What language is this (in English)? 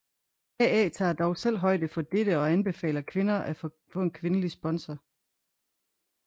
Danish